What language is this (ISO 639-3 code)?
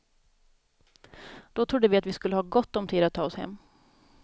swe